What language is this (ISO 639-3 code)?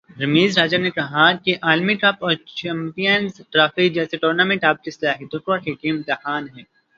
urd